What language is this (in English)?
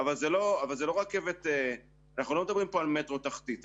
Hebrew